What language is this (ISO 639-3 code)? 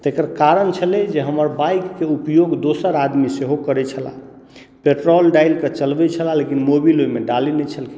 mai